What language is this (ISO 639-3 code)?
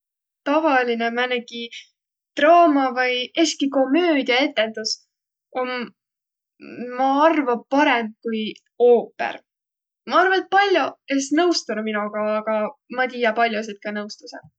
vro